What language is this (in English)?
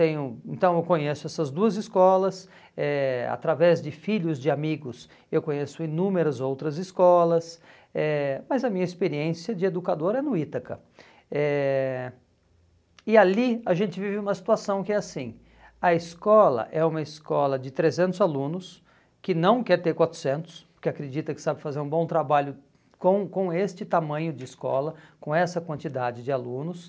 Portuguese